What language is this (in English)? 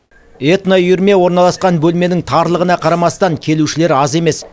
Kazakh